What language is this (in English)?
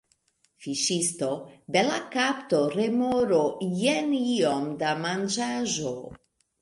Esperanto